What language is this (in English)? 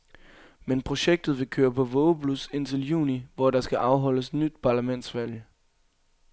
Danish